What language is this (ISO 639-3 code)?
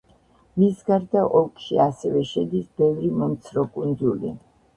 kat